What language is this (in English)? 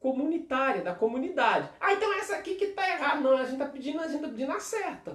Portuguese